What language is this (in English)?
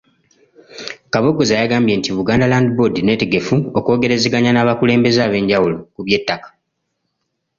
Ganda